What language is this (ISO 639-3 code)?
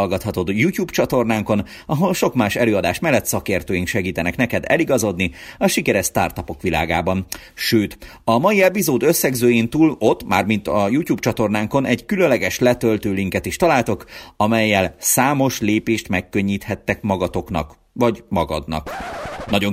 hun